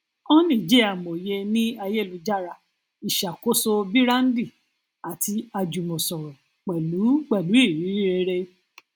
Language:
Yoruba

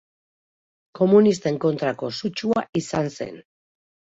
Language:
Basque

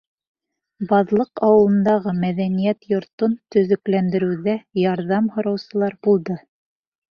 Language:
Bashkir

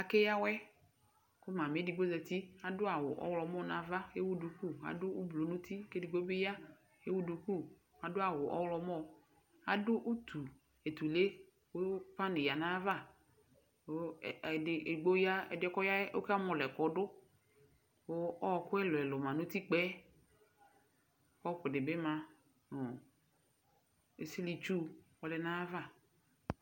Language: Ikposo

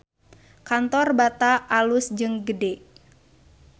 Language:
Sundanese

